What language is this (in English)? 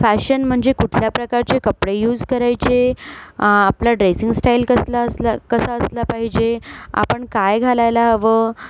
Marathi